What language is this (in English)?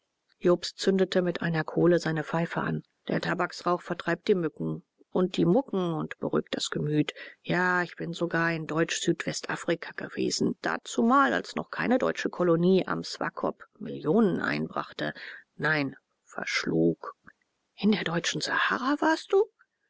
German